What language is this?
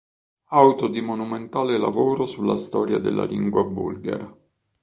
Italian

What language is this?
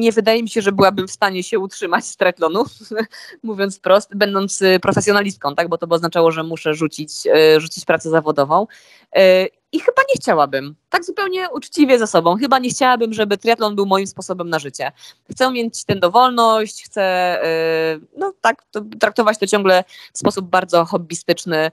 Polish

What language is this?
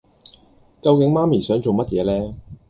Cantonese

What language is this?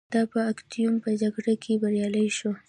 Pashto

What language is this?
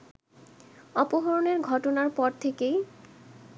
Bangla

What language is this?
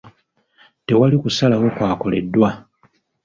Ganda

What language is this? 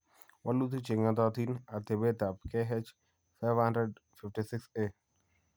Kalenjin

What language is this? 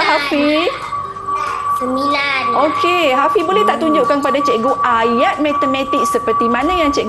Malay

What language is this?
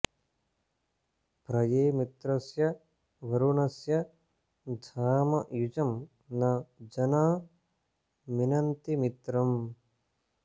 Sanskrit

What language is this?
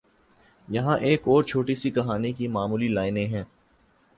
Urdu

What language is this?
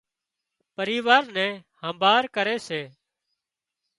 Wadiyara Koli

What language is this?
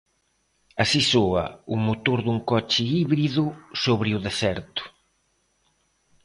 Galician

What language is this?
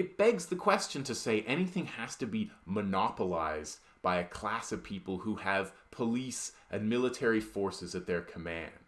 English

